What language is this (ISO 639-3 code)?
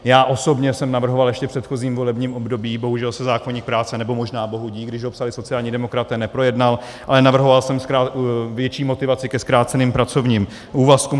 ces